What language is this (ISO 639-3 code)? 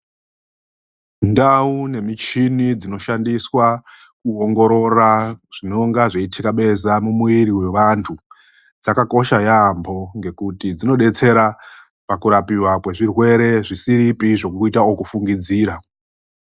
ndc